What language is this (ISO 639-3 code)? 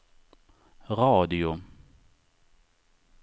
swe